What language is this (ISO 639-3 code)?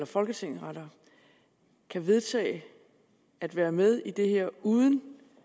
dan